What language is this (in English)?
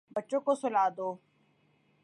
Urdu